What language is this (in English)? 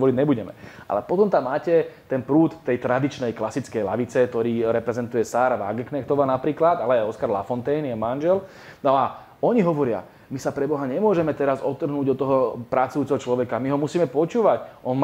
Slovak